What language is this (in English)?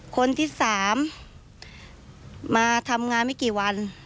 Thai